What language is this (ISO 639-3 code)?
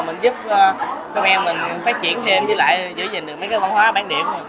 vie